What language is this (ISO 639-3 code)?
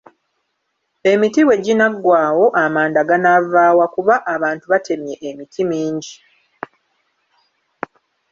lug